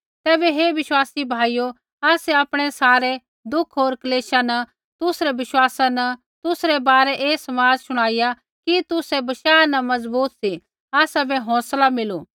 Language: Kullu Pahari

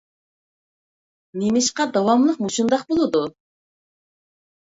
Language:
Uyghur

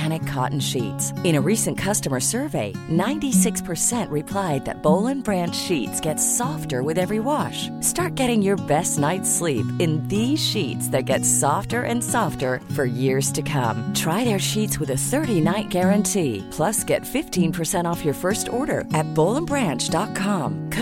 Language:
Urdu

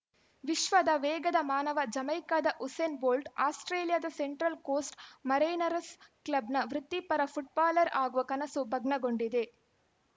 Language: Kannada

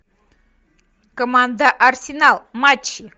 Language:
Russian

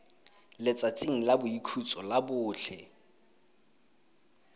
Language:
Tswana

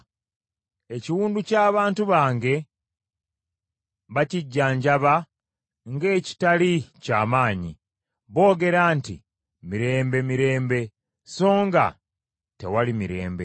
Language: Ganda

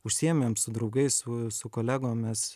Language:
Lithuanian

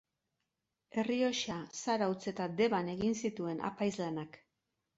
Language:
Basque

